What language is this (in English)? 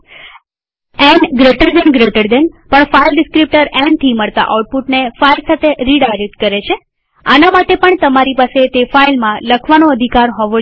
Gujarati